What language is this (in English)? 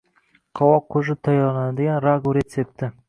Uzbek